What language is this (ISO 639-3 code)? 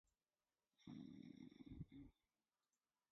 ara